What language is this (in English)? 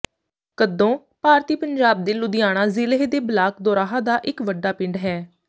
Punjabi